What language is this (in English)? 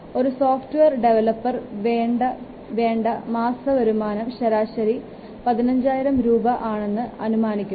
Malayalam